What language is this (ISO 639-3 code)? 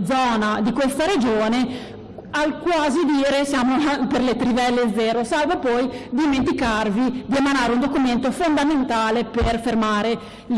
ita